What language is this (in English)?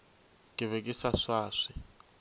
Northern Sotho